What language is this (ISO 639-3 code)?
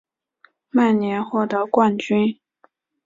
zho